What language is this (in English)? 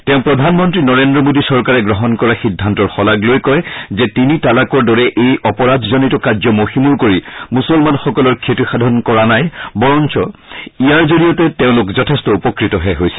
Assamese